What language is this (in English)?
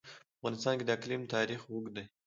Pashto